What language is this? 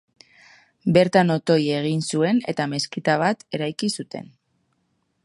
Basque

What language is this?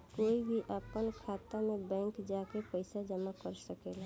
Bhojpuri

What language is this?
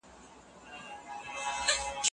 Pashto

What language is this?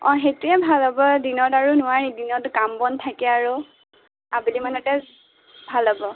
Assamese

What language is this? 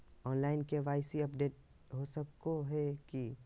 Magahi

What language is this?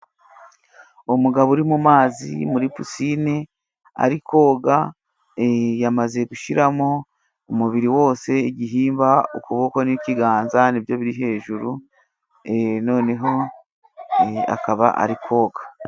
Kinyarwanda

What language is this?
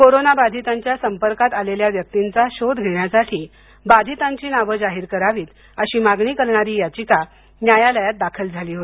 Marathi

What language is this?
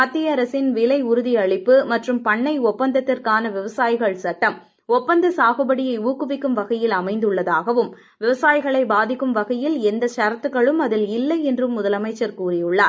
Tamil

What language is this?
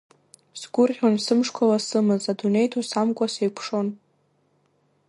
Abkhazian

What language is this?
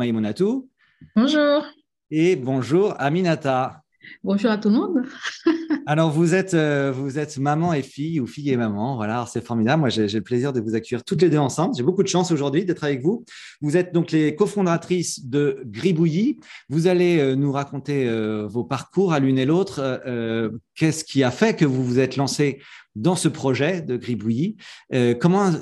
French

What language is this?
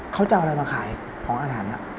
Thai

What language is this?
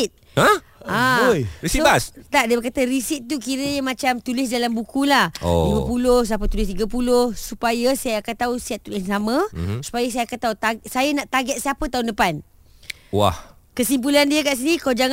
Malay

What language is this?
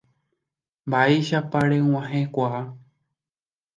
Guarani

